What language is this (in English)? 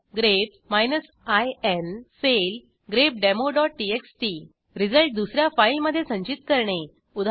Marathi